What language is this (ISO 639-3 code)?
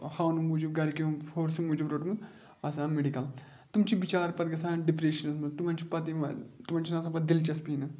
kas